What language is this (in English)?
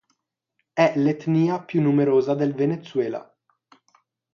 Italian